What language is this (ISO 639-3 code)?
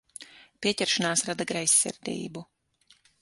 lav